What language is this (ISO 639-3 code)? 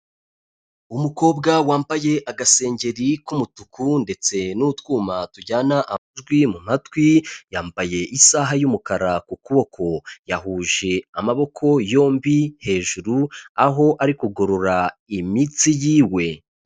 kin